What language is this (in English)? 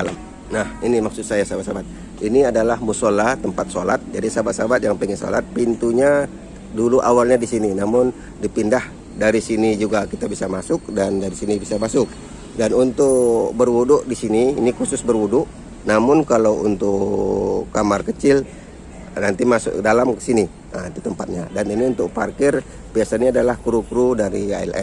Indonesian